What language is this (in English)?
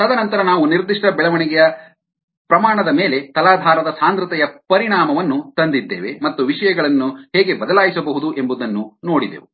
Kannada